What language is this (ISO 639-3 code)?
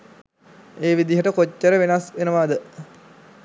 sin